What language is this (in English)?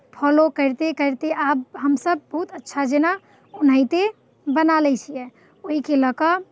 Maithili